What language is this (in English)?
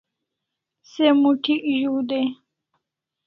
Kalasha